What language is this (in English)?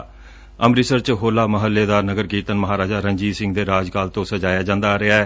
Punjabi